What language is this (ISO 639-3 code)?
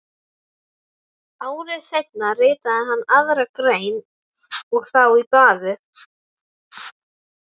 isl